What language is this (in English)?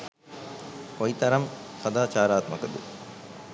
Sinhala